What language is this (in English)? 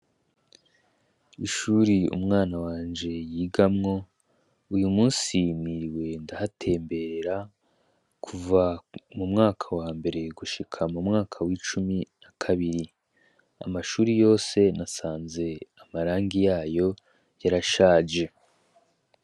Rundi